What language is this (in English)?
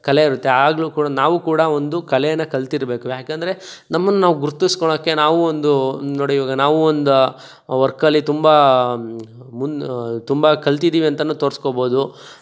Kannada